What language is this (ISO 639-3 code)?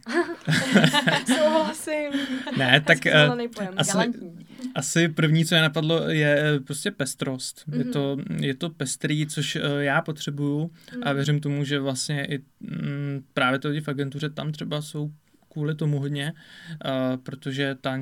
ces